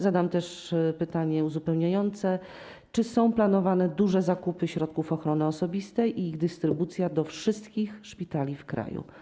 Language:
Polish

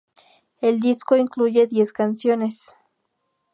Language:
Spanish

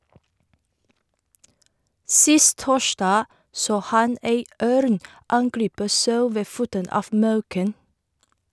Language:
Norwegian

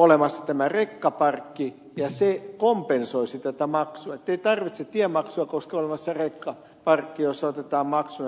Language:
Finnish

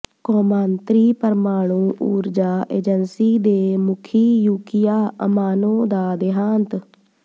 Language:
Punjabi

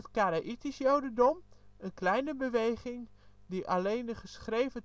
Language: Dutch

